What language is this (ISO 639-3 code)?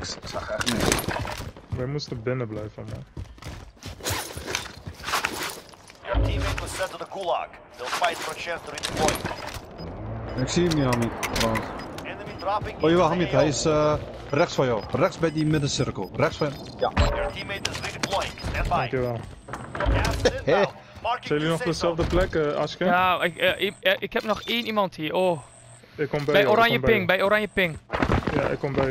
nld